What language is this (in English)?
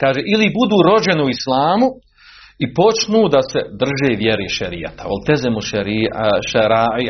Croatian